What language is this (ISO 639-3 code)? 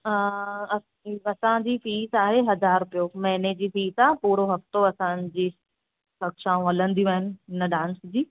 snd